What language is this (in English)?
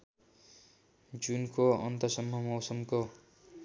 Nepali